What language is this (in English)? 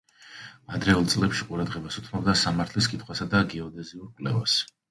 Georgian